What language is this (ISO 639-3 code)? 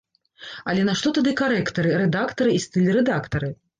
bel